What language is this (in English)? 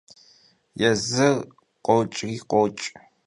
Kabardian